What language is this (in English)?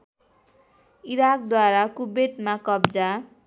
Nepali